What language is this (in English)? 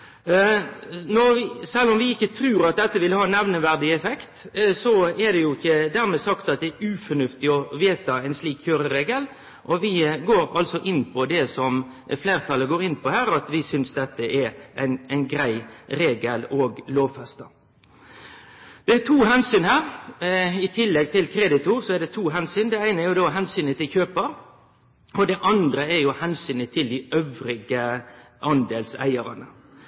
Norwegian Nynorsk